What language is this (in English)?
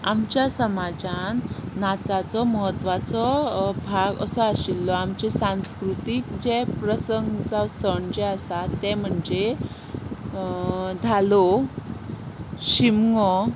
Konkani